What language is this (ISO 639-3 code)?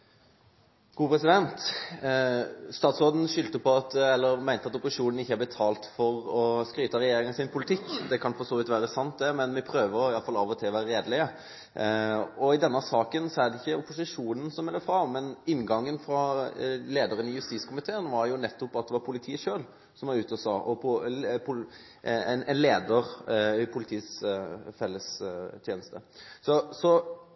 nor